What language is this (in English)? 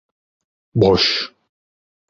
Turkish